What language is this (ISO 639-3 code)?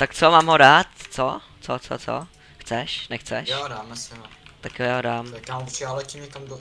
ces